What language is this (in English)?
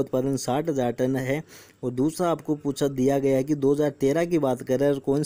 Hindi